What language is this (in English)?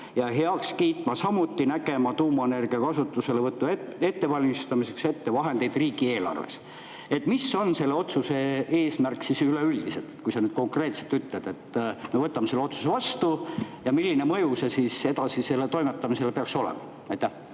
Estonian